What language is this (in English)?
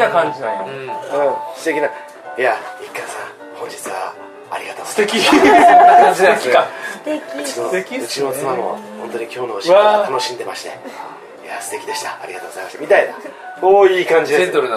Japanese